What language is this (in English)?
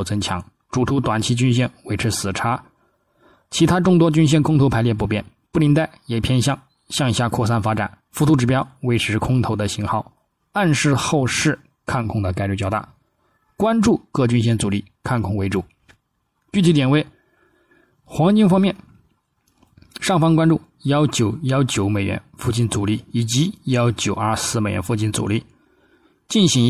Chinese